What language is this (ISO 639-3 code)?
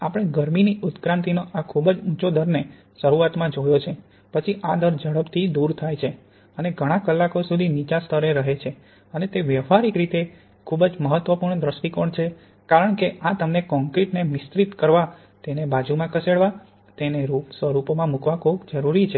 guj